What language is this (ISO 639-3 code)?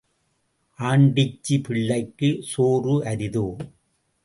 tam